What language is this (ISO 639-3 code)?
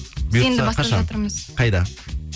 kaz